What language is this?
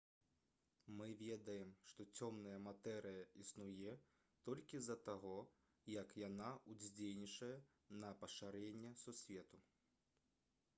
Belarusian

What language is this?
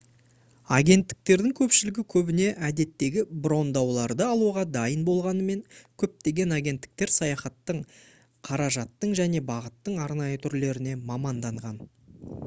Kazakh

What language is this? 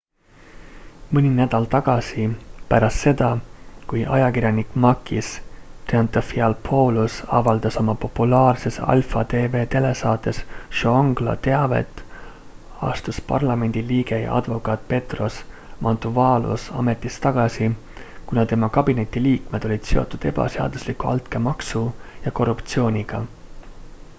Estonian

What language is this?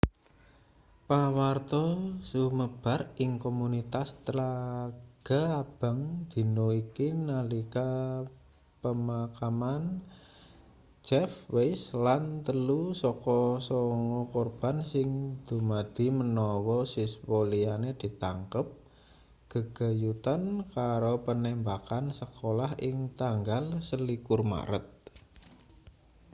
Javanese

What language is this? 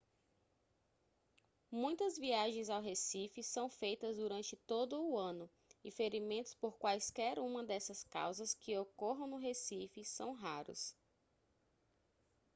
Portuguese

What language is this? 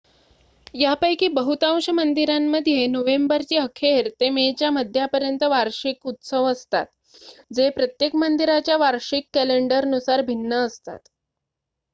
Marathi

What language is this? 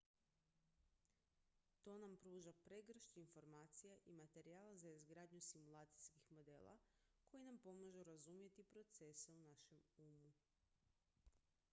Croatian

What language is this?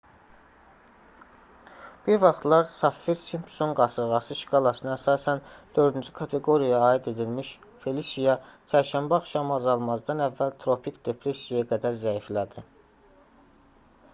Azerbaijani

